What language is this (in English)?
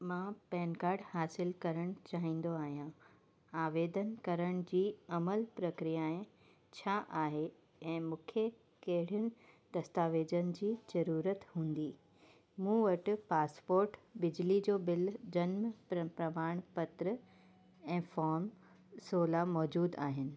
Sindhi